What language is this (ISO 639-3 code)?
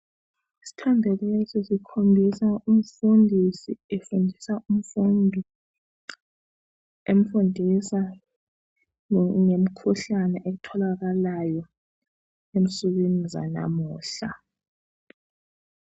nde